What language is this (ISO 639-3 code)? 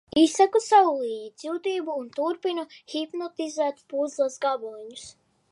lav